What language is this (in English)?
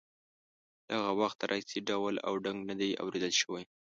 Pashto